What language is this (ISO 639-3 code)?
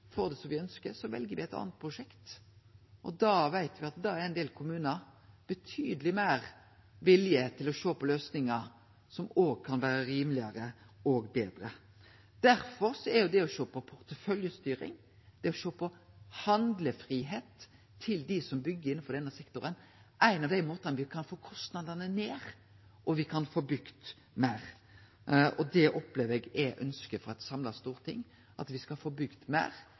nno